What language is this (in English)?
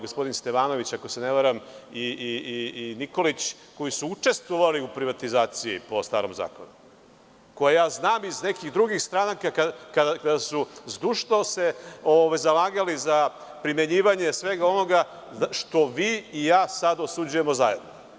Serbian